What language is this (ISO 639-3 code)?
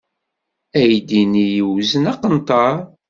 kab